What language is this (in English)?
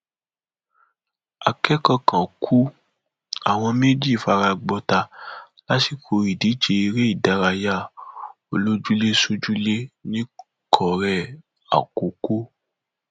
Yoruba